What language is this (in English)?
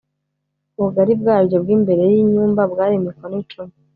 Kinyarwanda